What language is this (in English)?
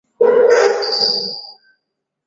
Swahili